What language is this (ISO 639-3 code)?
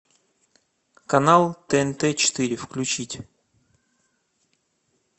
rus